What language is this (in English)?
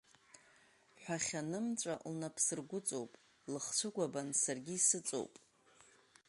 Abkhazian